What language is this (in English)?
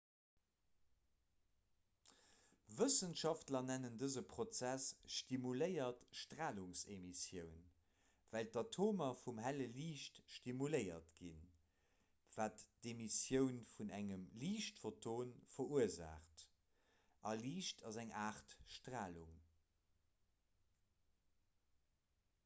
Luxembourgish